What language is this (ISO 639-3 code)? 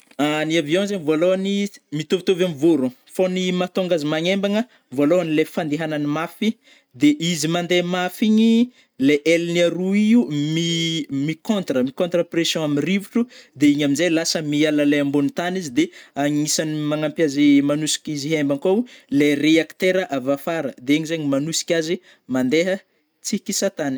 bmm